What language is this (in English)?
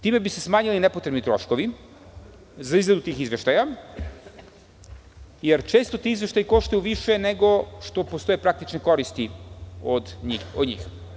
Serbian